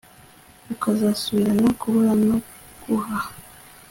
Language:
Kinyarwanda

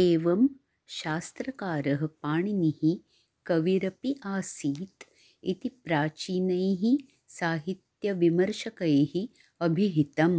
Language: Sanskrit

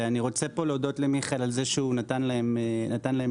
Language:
Hebrew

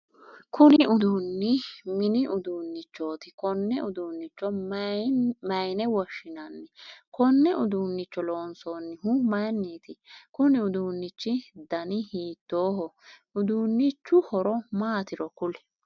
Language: Sidamo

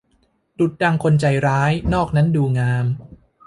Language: Thai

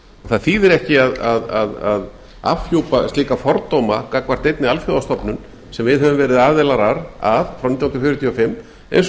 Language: Icelandic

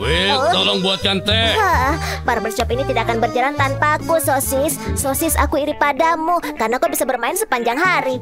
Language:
Indonesian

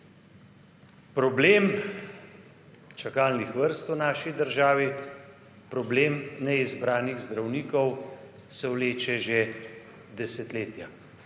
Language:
Slovenian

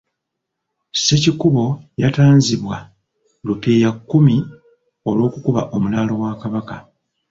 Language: Ganda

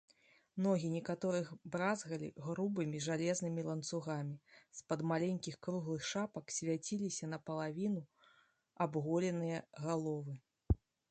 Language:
Belarusian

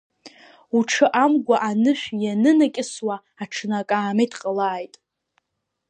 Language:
Abkhazian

